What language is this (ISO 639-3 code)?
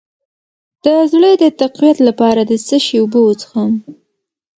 pus